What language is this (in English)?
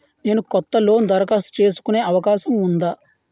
Telugu